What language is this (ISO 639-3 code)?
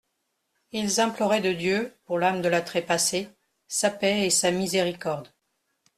fra